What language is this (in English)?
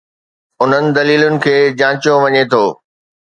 Sindhi